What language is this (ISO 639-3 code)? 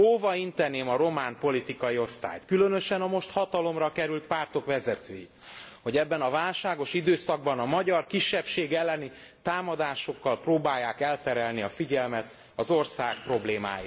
hun